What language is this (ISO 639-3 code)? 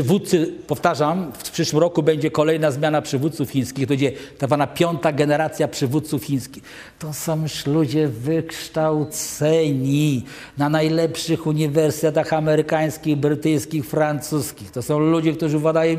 pol